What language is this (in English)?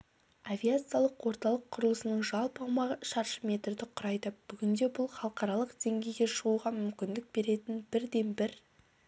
Kazakh